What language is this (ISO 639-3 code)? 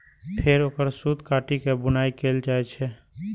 mai